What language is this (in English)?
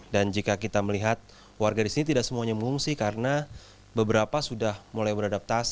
Indonesian